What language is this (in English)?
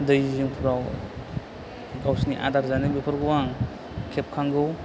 Bodo